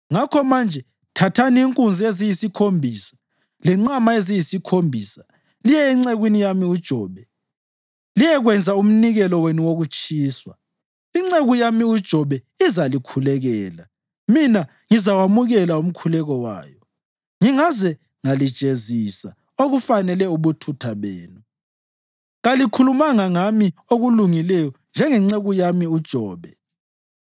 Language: North Ndebele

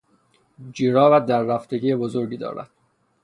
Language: Persian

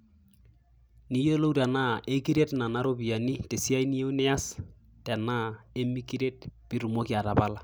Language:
Masai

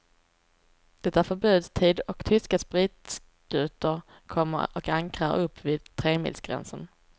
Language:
Swedish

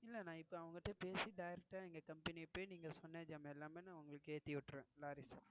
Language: Tamil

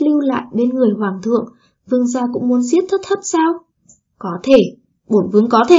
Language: Vietnamese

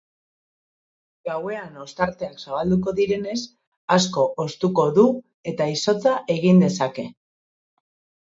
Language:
Basque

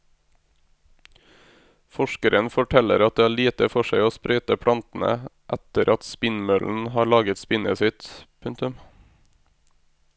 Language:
Norwegian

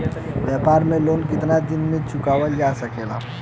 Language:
Bhojpuri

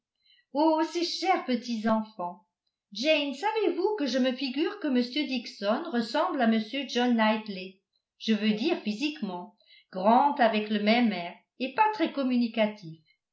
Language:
French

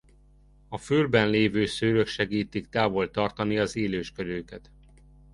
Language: Hungarian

